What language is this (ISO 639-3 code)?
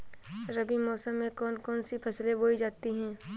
hin